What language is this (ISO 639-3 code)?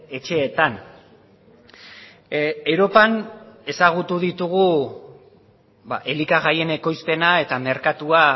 eus